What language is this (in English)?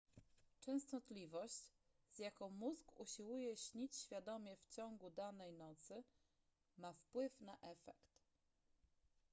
Polish